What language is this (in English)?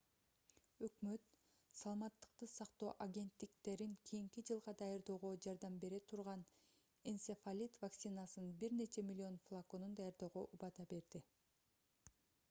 Kyrgyz